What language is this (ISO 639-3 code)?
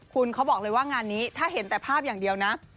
tha